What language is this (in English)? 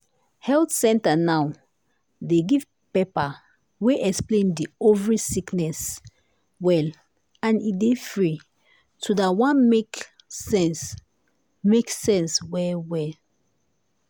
Nigerian Pidgin